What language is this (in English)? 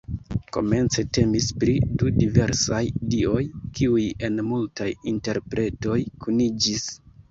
Esperanto